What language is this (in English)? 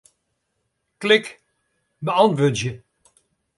Western Frisian